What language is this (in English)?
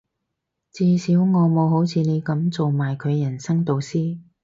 Cantonese